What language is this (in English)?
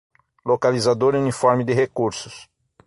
Portuguese